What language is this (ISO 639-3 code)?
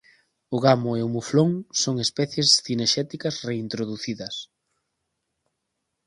glg